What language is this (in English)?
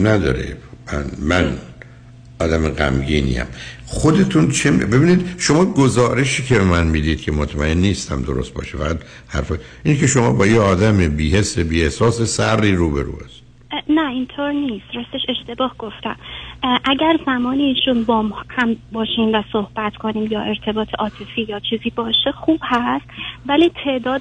Persian